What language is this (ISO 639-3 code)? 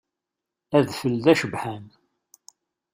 kab